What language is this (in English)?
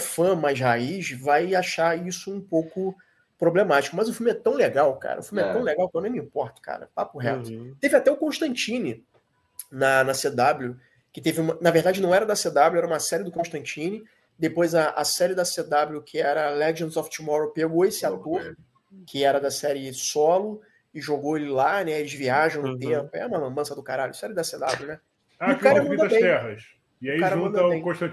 Portuguese